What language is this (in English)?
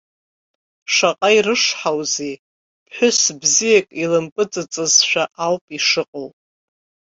Abkhazian